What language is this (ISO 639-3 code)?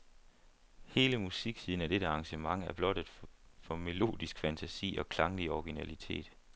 dan